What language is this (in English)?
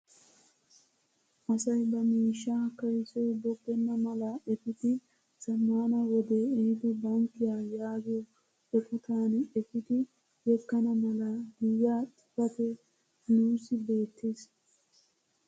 Wolaytta